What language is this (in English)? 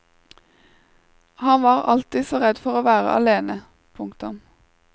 Norwegian